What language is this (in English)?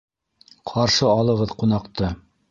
Bashkir